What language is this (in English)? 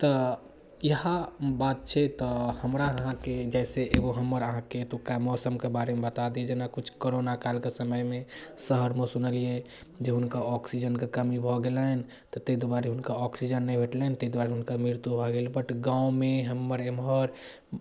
Maithili